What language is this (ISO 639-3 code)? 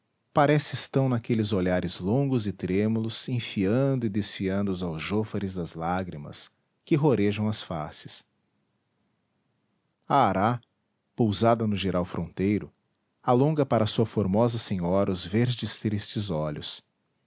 por